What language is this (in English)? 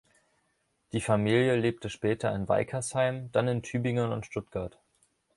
German